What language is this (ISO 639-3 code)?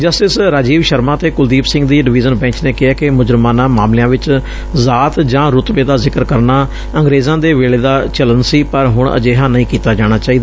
pan